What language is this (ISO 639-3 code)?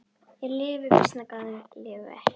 isl